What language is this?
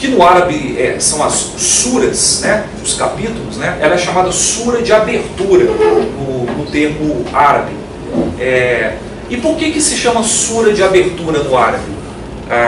Portuguese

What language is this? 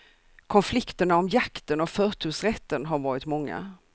Swedish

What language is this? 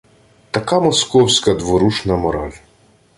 Ukrainian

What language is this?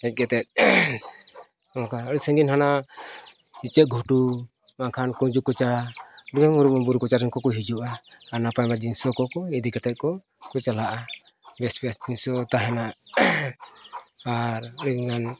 Santali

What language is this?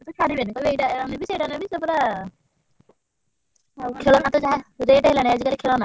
Odia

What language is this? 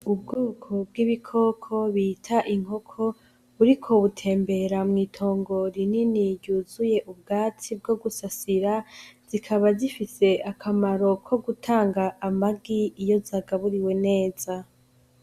Rundi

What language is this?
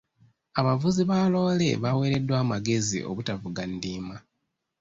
Ganda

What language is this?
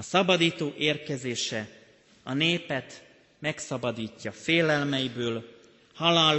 Hungarian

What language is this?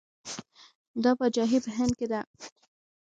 Pashto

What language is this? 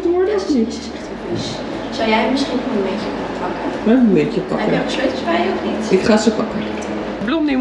Dutch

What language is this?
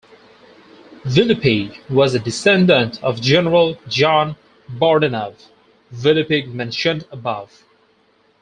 English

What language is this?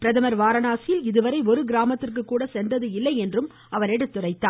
Tamil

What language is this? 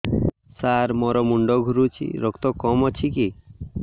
Odia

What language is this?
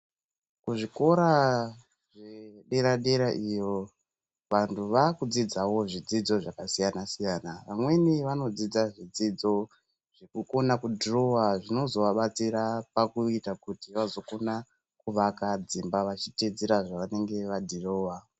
Ndau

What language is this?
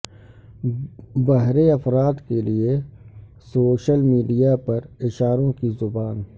Urdu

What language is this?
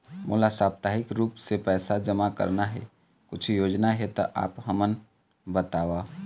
Chhattisgarhi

